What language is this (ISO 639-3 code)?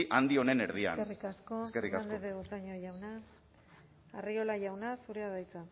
eus